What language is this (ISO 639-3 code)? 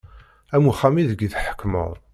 kab